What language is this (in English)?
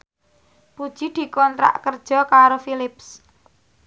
Javanese